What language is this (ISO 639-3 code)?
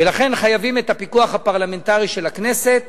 heb